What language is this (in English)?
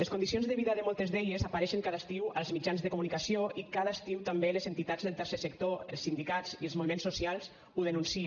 Catalan